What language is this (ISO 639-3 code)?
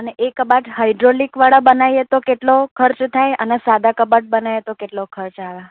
guj